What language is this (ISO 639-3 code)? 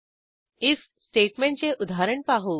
mar